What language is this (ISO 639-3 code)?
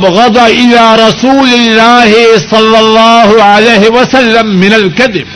urd